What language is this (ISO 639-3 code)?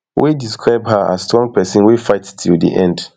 pcm